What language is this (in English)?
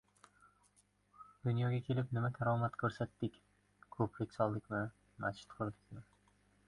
Uzbek